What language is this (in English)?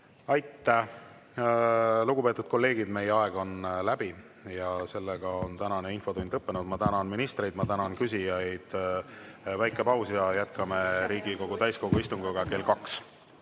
Estonian